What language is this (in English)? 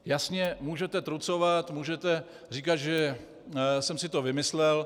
Czech